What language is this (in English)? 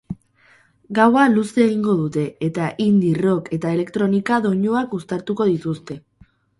Basque